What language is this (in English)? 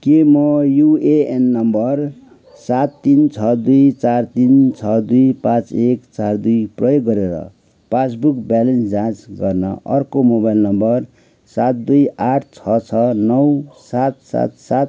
Nepali